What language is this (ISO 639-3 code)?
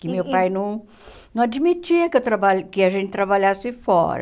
por